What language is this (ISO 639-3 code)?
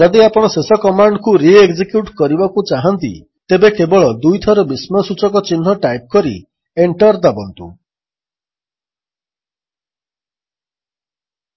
ori